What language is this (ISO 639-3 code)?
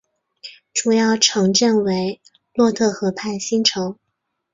zho